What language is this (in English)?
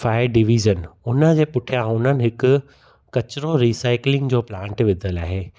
Sindhi